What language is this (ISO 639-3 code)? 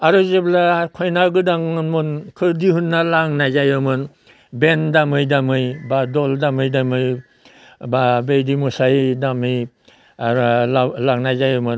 brx